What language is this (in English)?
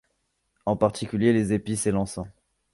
French